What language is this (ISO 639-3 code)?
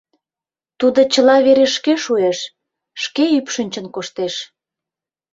chm